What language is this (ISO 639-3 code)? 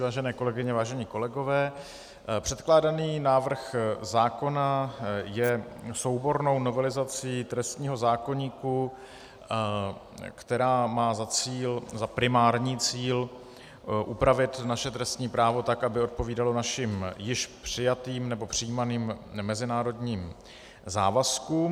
ces